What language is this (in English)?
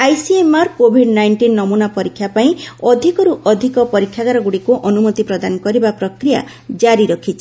Odia